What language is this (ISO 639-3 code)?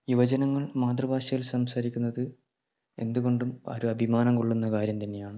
mal